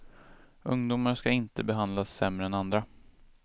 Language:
Swedish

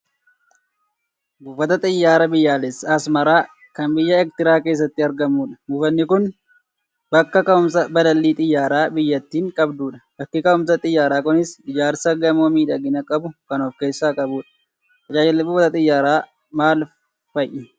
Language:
Oromo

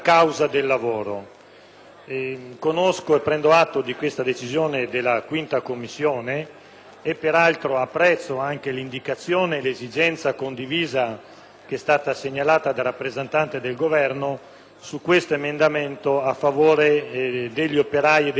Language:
Italian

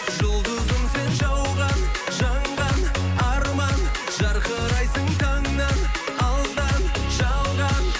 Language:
Kazakh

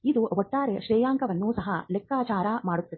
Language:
Kannada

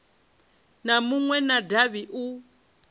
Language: Venda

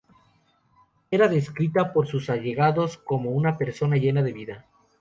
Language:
Spanish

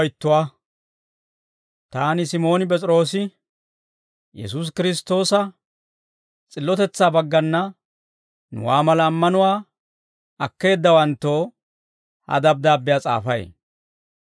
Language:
Dawro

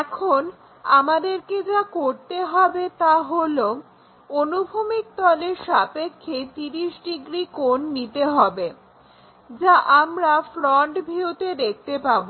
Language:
Bangla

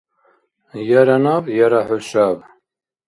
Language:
Dargwa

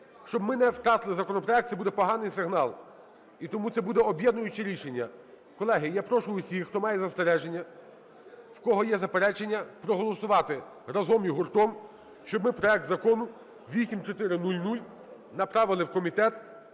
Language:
Ukrainian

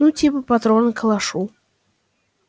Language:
Russian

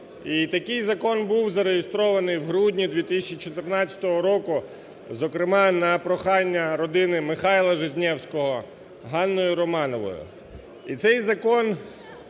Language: Ukrainian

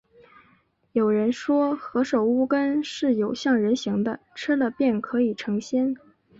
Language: Chinese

